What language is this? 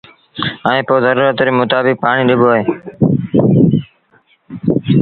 Sindhi Bhil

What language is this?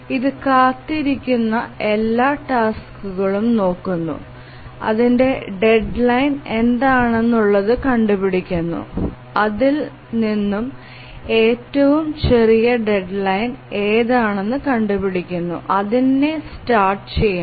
Malayalam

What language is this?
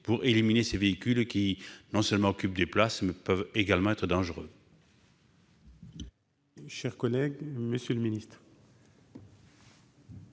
French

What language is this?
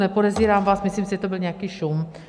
Czech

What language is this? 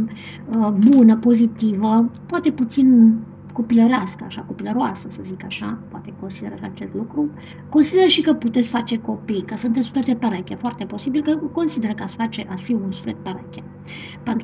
Romanian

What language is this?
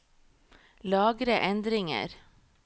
Norwegian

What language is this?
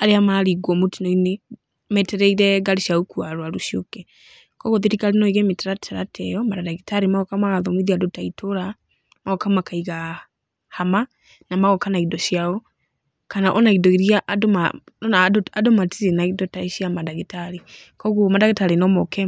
Kikuyu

